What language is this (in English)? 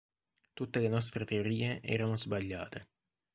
Italian